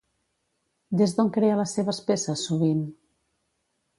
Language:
Catalan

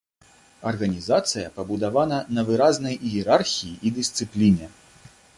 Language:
Belarusian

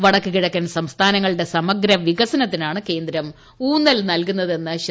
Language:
Malayalam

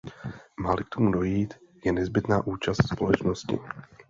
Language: Czech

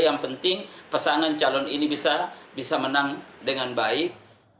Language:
Indonesian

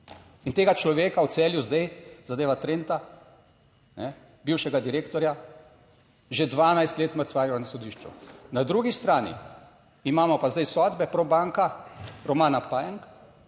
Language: Slovenian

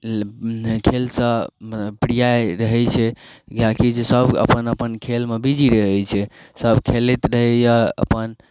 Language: Maithili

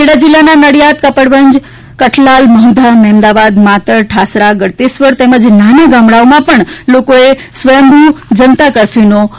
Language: Gujarati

